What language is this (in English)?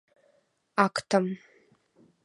Mari